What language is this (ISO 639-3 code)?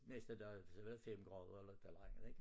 dan